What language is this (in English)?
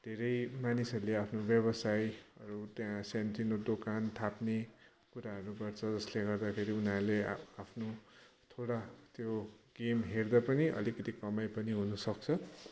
Nepali